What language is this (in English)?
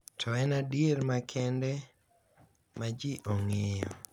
Luo (Kenya and Tanzania)